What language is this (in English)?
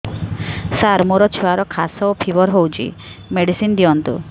Odia